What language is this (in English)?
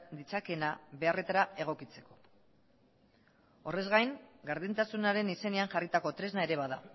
Basque